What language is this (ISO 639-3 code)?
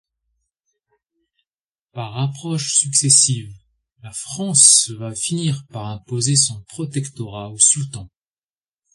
fra